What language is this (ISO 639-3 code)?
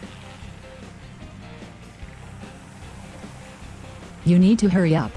deu